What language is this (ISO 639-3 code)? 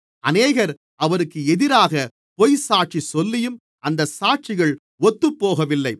tam